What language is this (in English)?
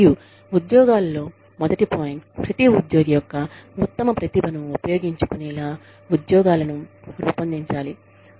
Telugu